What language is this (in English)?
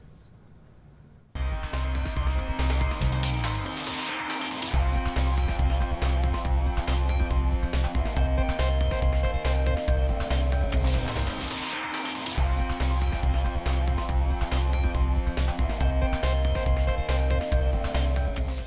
Vietnamese